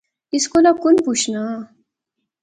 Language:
Pahari-Potwari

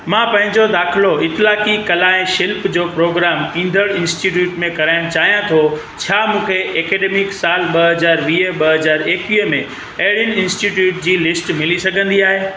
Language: Sindhi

